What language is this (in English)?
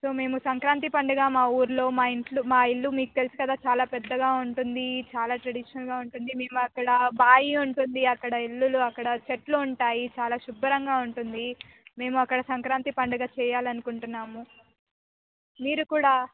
Telugu